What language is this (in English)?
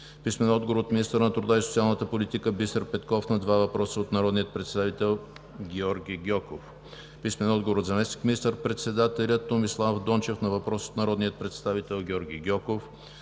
Bulgarian